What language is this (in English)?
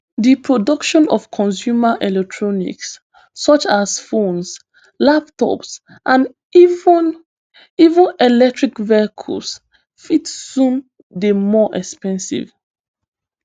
Nigerian Pidgin